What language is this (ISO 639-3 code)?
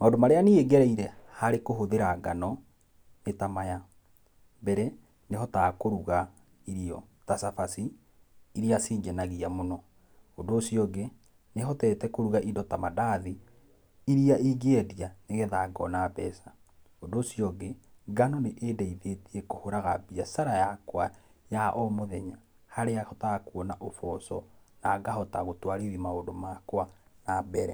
kik